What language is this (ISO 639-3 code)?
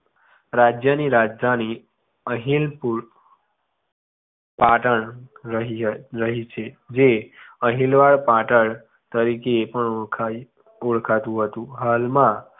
guj